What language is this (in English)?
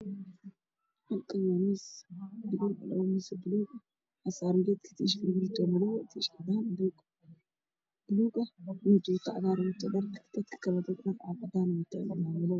Somali